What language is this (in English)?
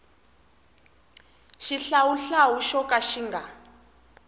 Tsonga